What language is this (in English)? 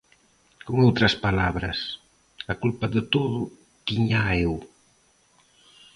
Galician